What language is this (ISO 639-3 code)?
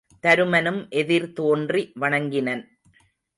tam